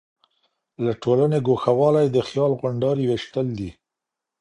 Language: Pashto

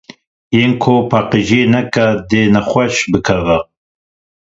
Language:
Kurdish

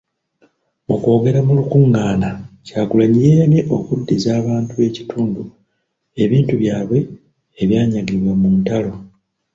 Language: Ganda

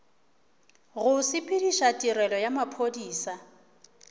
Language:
Northern Sotho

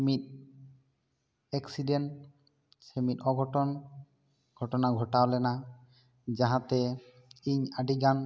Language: Santali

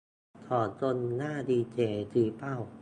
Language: Thai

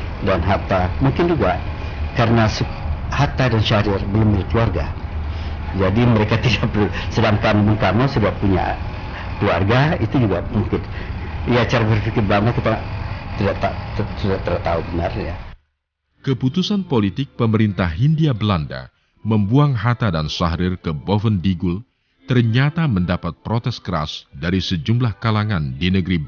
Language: Indonesian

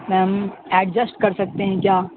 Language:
Urdu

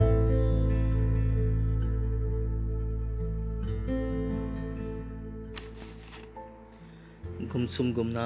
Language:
Hindi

